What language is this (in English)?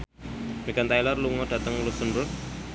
Javanese